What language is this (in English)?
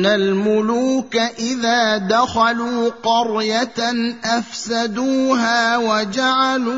Arabic